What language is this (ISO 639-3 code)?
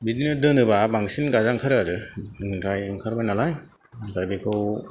brx